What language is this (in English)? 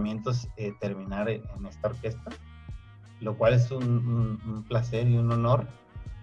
Spanish